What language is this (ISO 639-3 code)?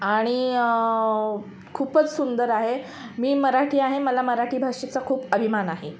mar